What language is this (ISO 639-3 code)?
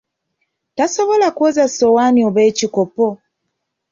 lug